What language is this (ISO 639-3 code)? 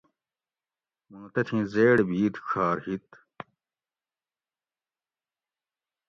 gwc